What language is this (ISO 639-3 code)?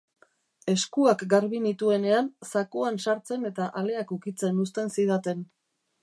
eus